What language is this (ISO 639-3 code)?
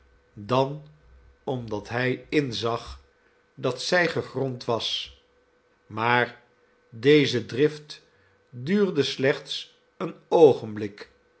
nld